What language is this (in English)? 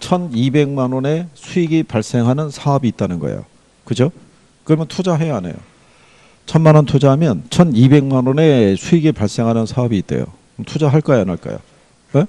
Korean